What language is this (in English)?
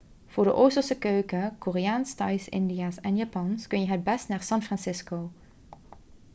Dutch